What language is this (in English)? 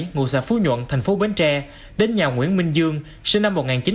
Vietnamese